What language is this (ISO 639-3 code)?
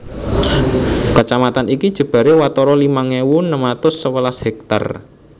jav